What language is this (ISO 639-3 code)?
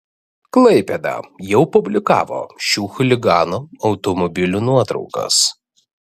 lit